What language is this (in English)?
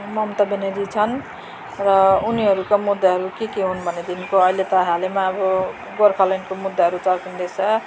Nepali